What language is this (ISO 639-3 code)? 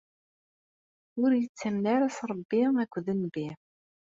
kab